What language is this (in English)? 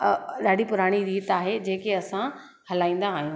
Sindhi